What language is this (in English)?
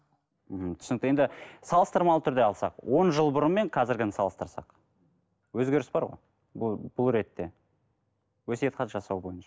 Kazakh